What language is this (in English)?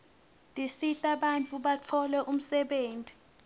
Swati